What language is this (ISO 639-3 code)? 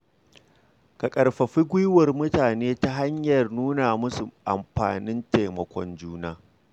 hau